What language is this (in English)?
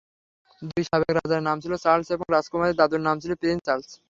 Bangla